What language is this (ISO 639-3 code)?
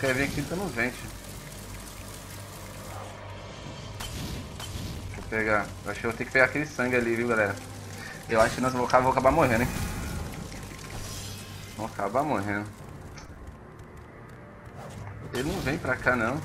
por